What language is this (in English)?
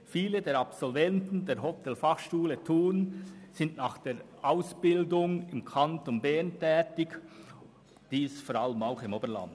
Swiss German